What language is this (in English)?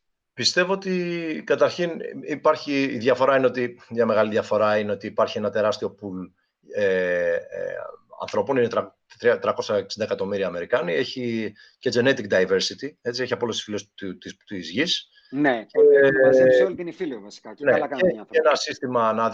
Greek